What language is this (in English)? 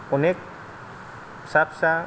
Bodo